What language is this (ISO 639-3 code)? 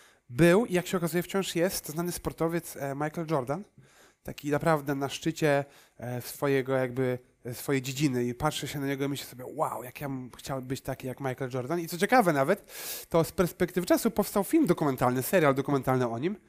pol